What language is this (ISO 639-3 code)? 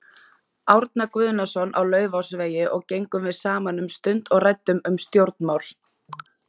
isl